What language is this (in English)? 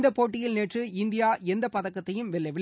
Tamil